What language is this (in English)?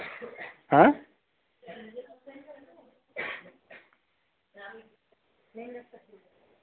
Assamese